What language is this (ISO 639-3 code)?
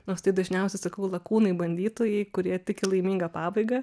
lit